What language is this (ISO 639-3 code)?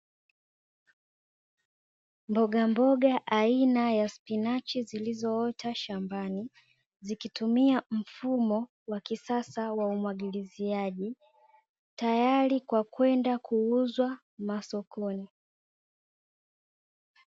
swa